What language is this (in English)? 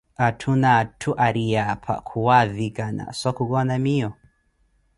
Koti